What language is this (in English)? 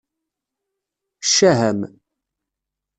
Kabyle